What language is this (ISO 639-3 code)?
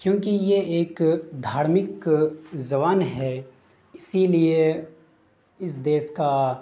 urd